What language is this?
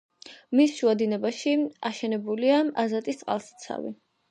Georgian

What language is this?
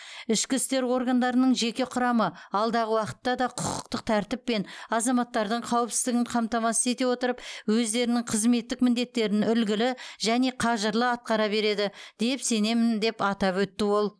Kazakh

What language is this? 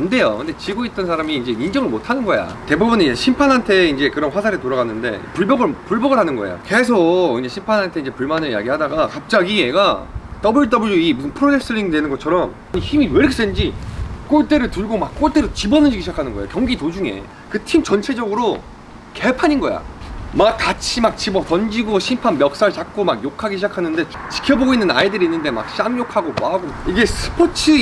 Korean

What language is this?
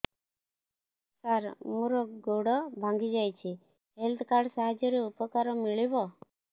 Odia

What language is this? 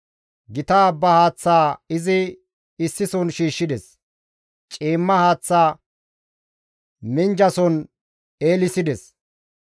Gamo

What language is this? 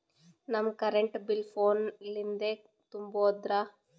Kannada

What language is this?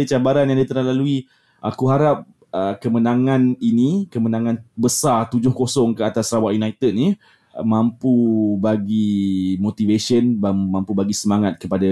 Malay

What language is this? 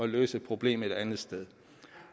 Danish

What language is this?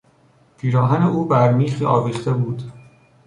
Persian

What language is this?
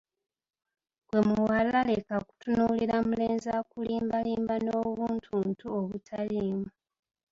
Ganda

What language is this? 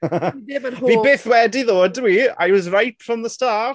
Welsh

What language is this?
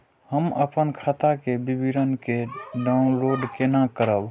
Maithili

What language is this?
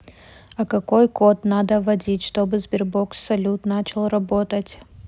Russian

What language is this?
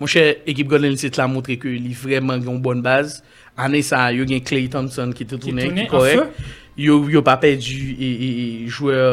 French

